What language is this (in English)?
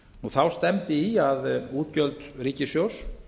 Icelandic